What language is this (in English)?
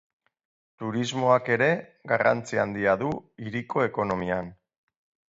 Basque